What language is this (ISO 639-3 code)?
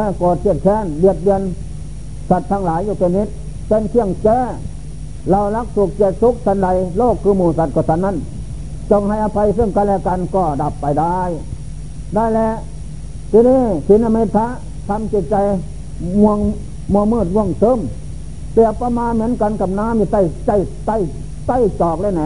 tha